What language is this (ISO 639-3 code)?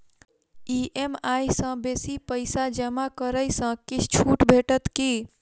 mai